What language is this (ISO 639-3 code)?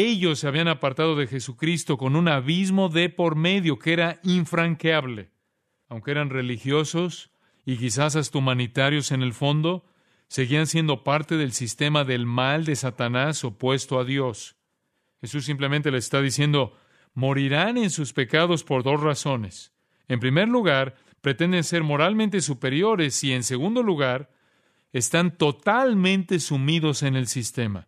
spa